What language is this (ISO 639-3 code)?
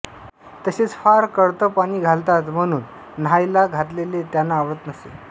mar